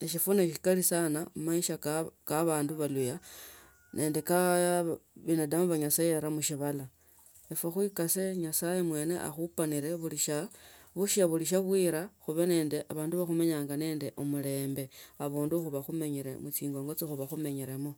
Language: Tsotso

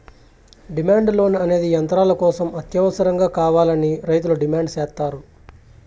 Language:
Telugu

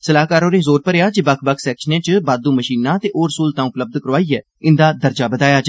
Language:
Dogri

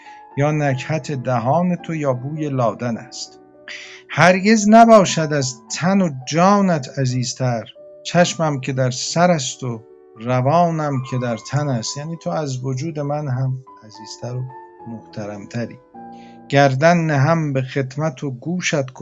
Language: Persian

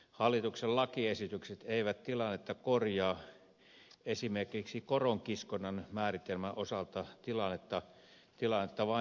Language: Finnish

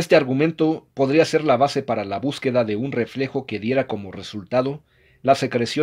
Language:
Spanish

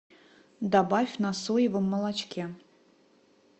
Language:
Russian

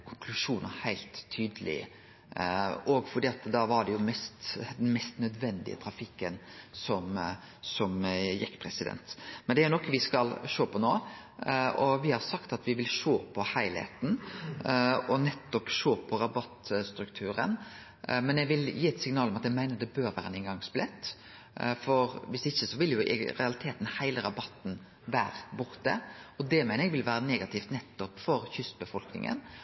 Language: Norwegian Nynorsk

